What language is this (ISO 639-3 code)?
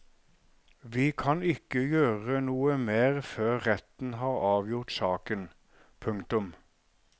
nor